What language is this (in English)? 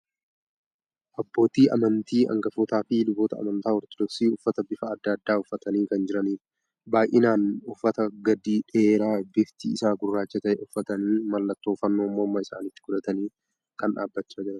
Oromo